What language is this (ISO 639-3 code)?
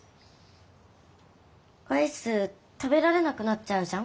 jpn